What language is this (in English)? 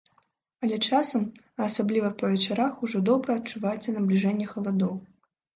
Belarusian